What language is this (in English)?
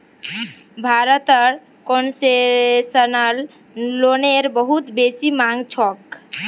Magahi